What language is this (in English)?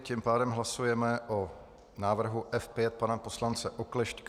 Czech